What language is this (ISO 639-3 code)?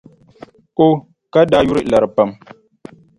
dag